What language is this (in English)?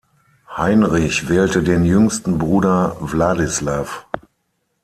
German